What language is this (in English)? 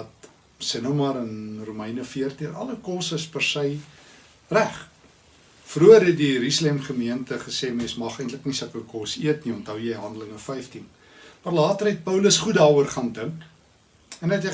Dutch